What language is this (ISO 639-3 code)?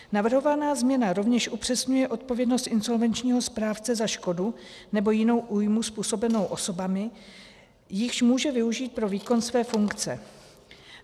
ces